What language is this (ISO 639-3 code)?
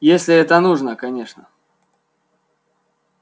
rus